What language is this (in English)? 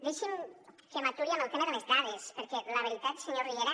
Catalan